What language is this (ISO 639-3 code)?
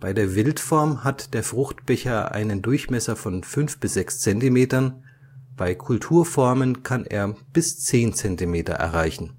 deu